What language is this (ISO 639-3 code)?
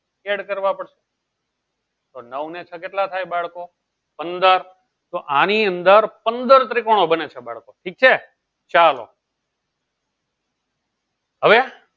guj